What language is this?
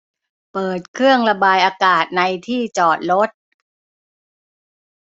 Thai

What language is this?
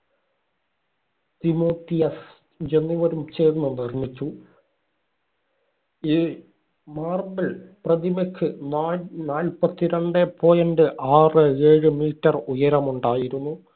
Malayalam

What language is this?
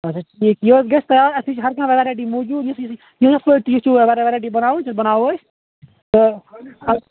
Kashmiri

